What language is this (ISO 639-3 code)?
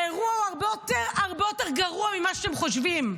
heb